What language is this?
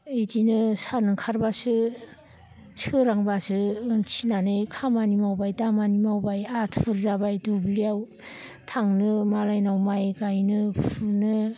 Bodo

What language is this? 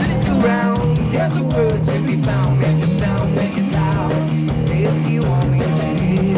Hungarian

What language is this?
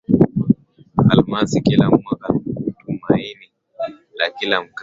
Swahili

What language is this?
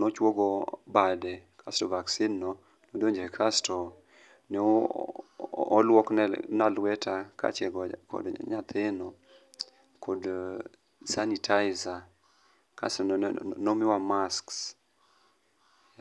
Luo (Kenya and Tanzania)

